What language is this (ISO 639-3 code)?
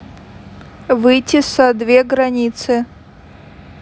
rus